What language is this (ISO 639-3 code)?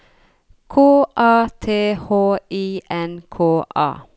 nor